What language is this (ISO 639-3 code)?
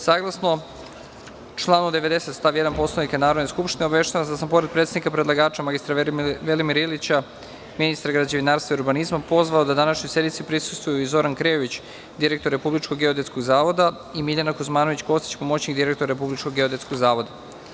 srp